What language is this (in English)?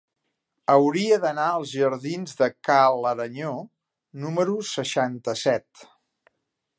Catalan